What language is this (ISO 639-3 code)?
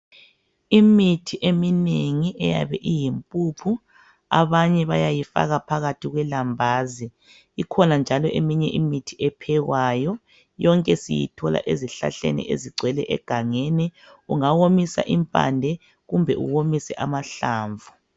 nde